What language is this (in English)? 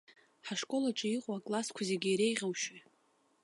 Abkhazian